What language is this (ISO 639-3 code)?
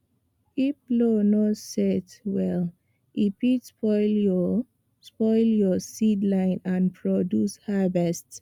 pcm